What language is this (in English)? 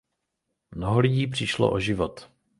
Czech